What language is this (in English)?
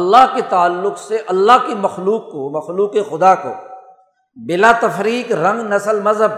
Urdu